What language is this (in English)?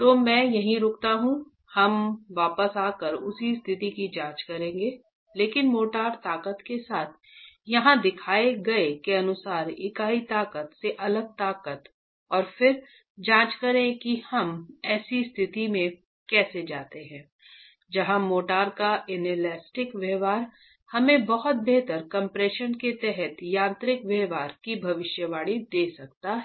Hindi